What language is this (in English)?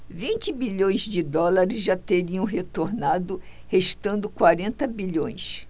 Portuguese